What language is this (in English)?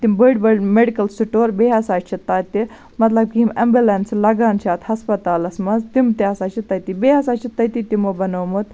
Kashmiri